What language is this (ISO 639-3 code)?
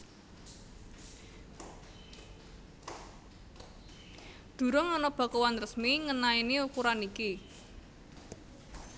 jav